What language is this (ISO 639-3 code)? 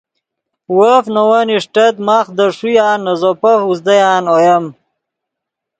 ydg